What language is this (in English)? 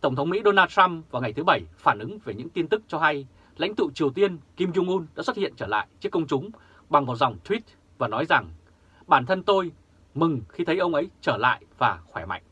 Vietnamese